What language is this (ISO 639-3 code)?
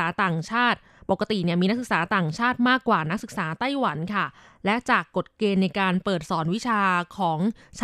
tha